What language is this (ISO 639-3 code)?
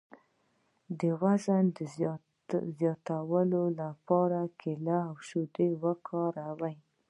pus